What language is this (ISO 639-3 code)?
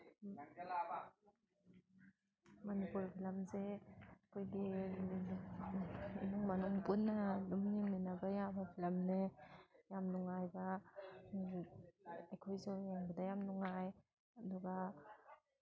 mni